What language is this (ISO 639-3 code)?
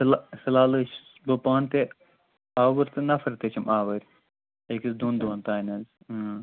kas